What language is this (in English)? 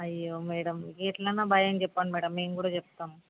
Telugu